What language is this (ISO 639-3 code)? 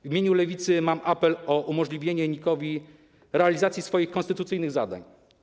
pol